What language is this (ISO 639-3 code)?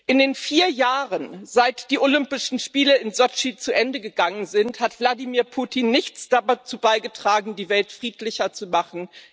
deu